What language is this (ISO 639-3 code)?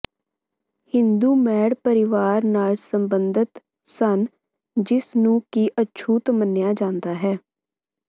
pan